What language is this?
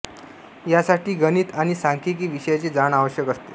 Marathi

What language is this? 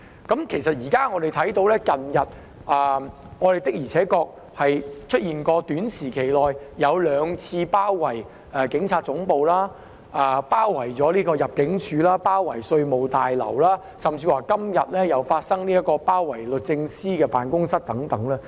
Cantonese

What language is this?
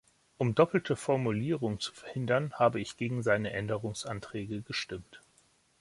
German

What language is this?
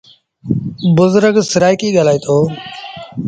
Sindhi Bhil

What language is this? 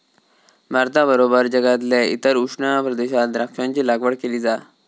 Marathi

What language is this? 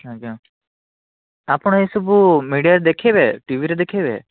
Odia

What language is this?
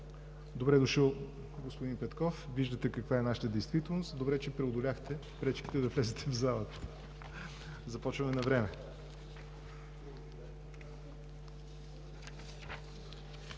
Bulgarian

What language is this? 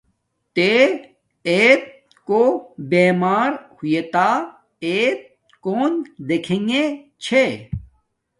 Domaaki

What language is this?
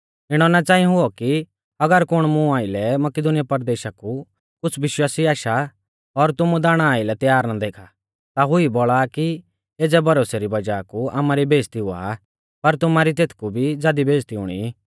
Mahasu Pahari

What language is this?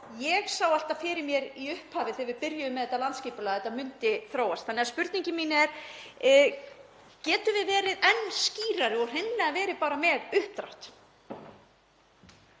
Icelandic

